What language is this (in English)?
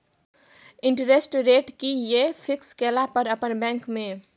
Maithili